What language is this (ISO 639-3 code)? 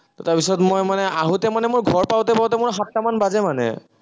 asm